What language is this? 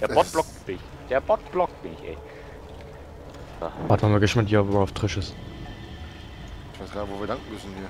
German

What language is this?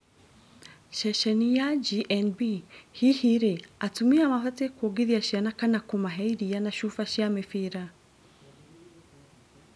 Kikuyu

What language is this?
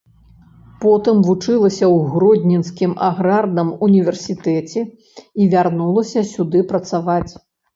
Belarusian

